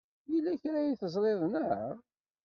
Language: Kabyle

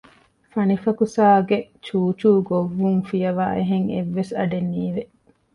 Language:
Divehi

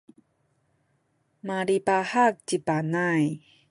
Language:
Sakizaya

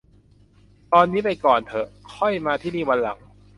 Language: Thai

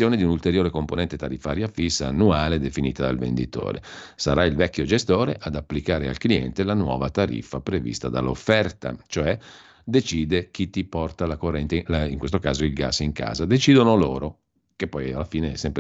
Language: Italian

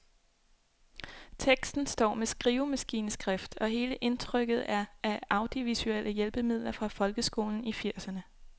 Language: Danish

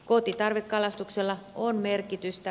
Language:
Finnish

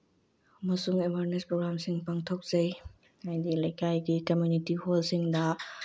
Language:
Manipuri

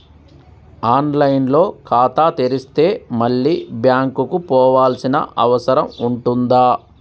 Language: Telugu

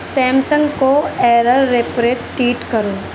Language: Urdu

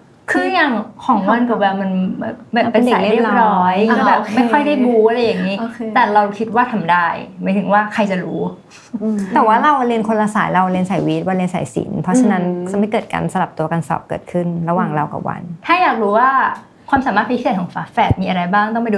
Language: Thai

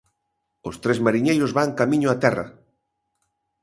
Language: Galician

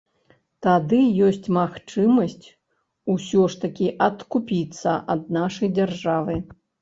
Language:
Belarusian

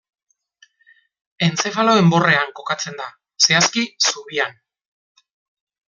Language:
Basque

